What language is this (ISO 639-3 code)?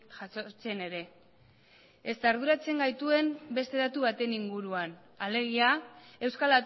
eus